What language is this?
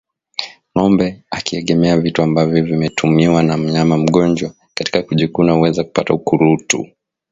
Swahili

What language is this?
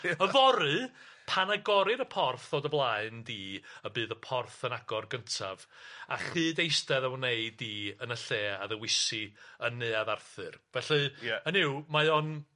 Welsh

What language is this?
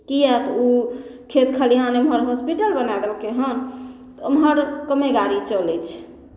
Maithili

